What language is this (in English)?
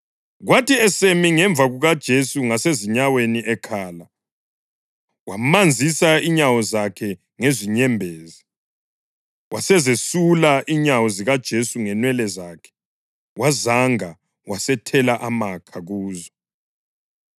North Ndebele